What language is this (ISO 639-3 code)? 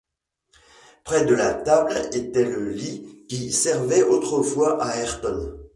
fra